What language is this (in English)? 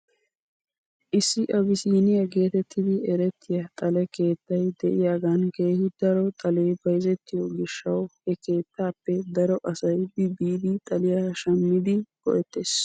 Wolaytta